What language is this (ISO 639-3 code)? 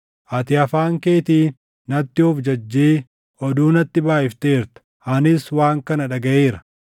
orm